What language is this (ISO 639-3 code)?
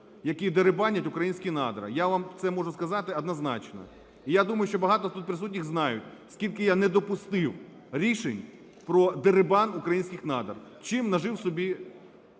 ukr